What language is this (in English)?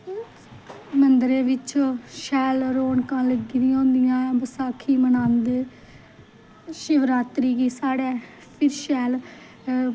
Dogri